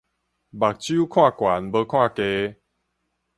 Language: Min Nan Chinese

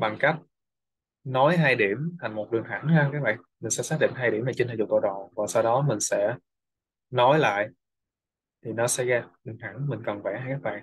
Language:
Vietnamese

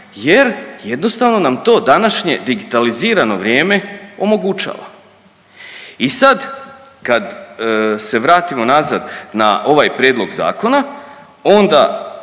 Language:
Croatian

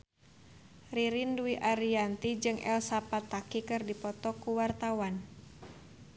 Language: Sundanese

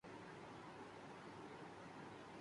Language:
Urdu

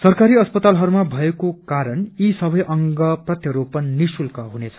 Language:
Nepali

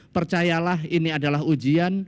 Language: Indonesian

